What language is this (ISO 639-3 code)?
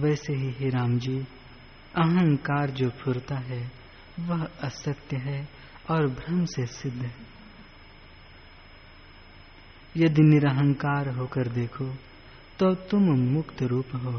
hin